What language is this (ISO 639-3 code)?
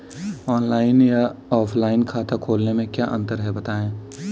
hin